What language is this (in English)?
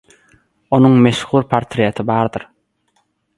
Turkmen